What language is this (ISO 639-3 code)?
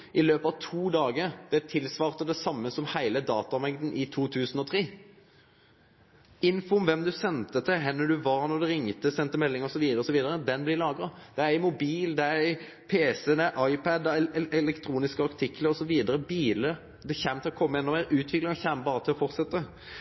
nno